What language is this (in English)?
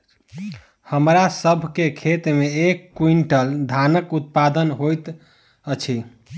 Maithili